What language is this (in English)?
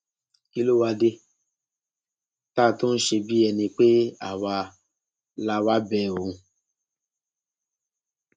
Yoruba